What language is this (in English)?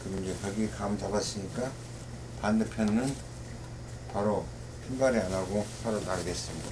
Korean